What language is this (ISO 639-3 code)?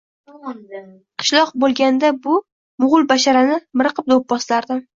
uzb